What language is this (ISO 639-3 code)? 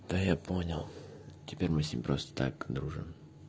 rus